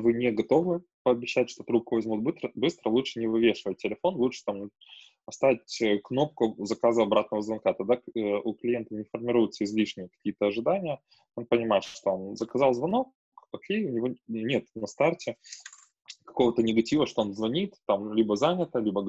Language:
Russian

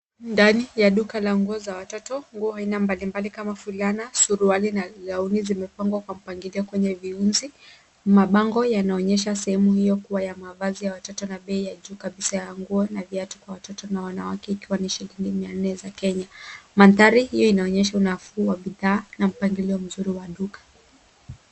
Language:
Swahili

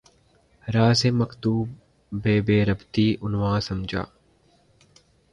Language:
Urdu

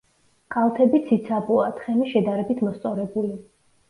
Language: Georgian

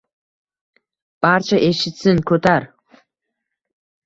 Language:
Uzbek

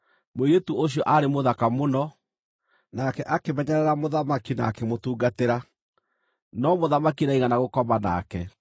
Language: Kikuyu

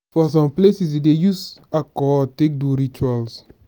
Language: Nigerian Pidgin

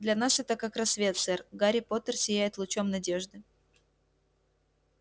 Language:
Russian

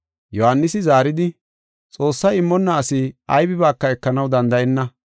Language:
Gofa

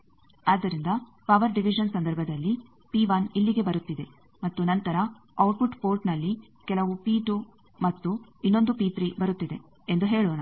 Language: Kannada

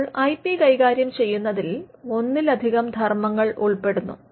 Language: Malayalam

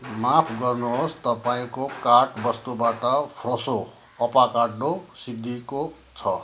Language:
Nepali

